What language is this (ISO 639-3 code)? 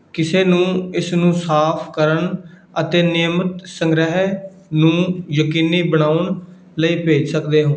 pan